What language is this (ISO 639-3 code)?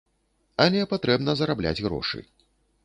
bel